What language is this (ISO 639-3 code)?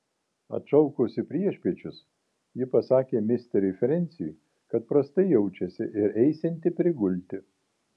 lit